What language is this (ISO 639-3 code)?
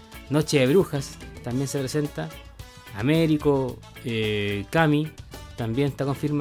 spa